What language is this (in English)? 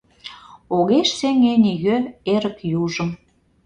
Mari